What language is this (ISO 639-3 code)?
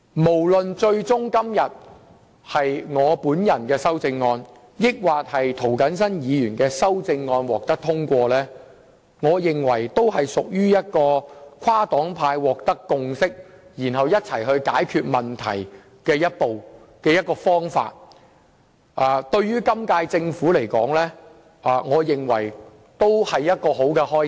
yue